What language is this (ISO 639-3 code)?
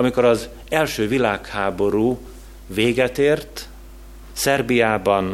hun